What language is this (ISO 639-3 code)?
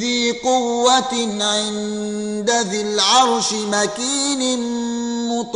ara